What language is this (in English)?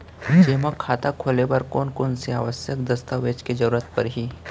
Chhattisgarhi